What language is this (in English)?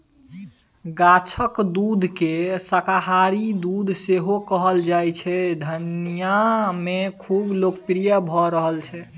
Maithili